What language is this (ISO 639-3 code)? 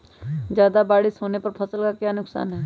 mag